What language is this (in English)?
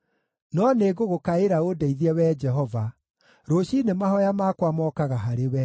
Kikuyu